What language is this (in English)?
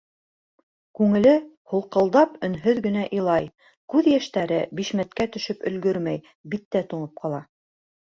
Bashkir